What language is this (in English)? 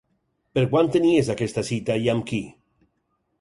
Catalan